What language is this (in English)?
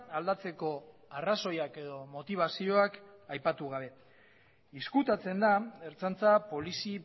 Basque